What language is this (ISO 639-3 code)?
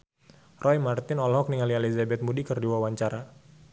sun